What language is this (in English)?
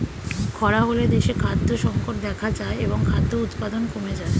Bangla